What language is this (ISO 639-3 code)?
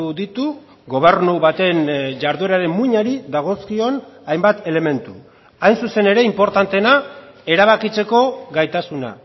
eus